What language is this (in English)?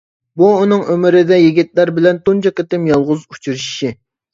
Uyghur